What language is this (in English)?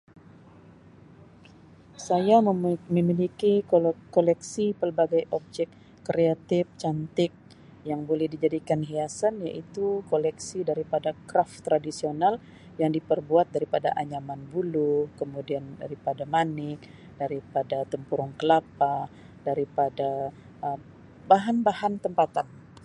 Sabah Malay